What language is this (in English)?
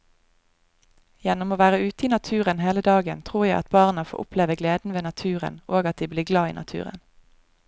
Norwegian